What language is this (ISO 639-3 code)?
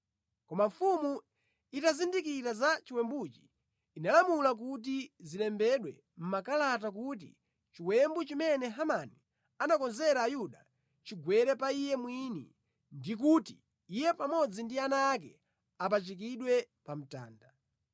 nya